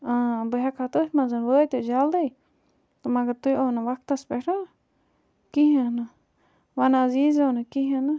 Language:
Kashmiri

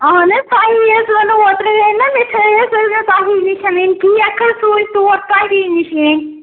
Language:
Kashmiri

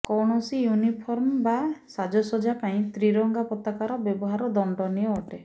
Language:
Odia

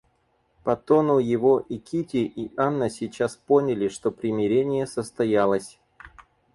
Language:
Russian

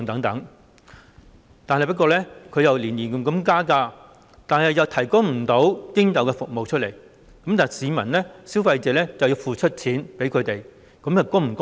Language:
Cantonese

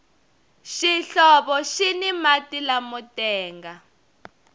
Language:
Tsonga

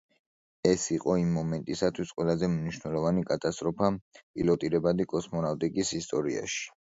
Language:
Georgian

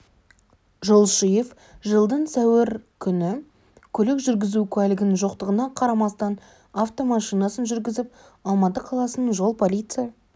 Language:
Kazakh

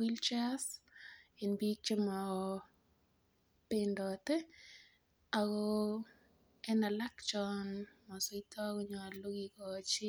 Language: Kalenjin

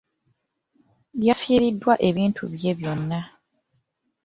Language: Ganda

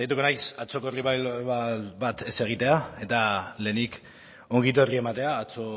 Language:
Basque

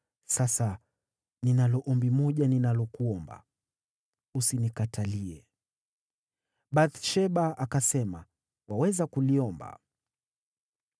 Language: Swahili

